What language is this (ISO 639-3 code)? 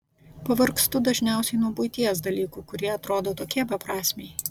lit